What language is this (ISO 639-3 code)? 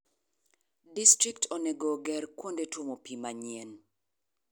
luo